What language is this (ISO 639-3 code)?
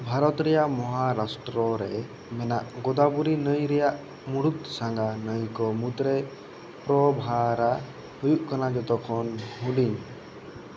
sat